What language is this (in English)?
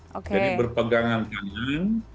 Indonesian